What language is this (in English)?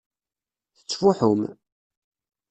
Kabyle